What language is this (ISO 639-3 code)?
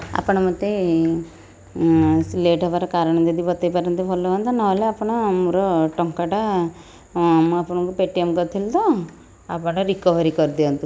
ori